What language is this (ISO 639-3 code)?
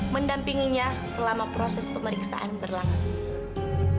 ind